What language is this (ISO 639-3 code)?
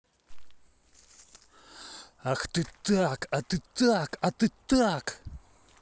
rus